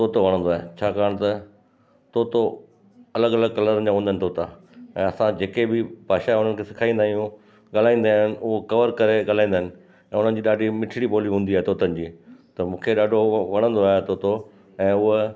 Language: Sindhi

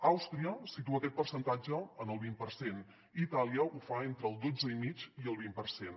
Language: Catalan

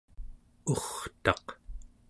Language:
Central Yupik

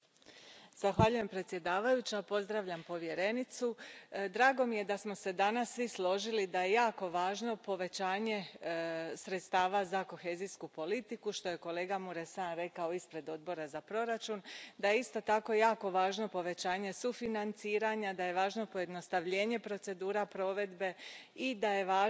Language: Croatian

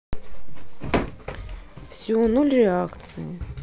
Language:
Russian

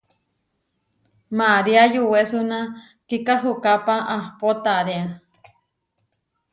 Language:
Huarijio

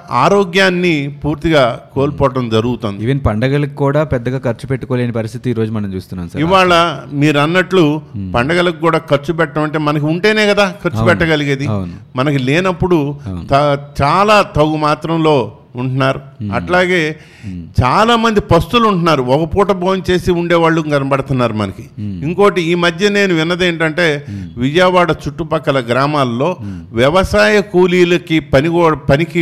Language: Telugu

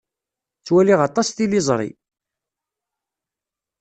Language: Kabyle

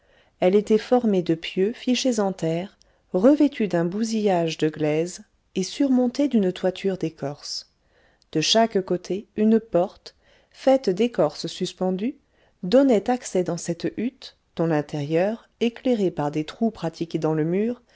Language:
French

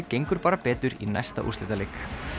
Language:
Icelandic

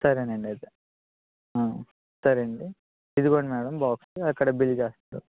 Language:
Telugu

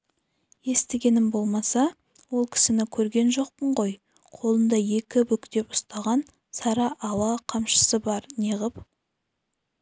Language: Kazakh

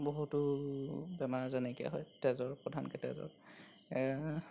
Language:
Assamese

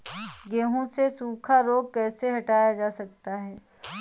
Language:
Hindi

